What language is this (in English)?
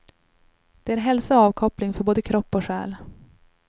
Swedish